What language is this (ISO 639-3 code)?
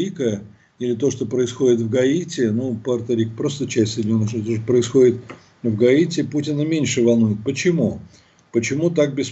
rus